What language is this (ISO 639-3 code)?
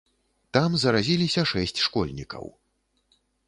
bel